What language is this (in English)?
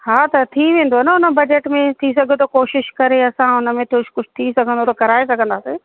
Sindhi